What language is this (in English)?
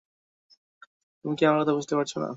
Bangla